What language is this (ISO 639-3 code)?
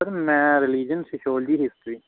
pan